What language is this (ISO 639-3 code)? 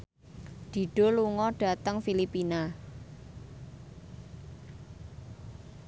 jav